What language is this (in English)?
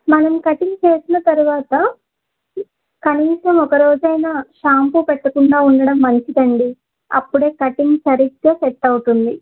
Telugu